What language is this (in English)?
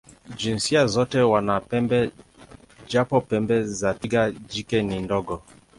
Swahili